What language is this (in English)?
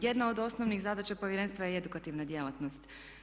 Croatian